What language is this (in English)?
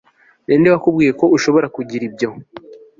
Kinyarwanda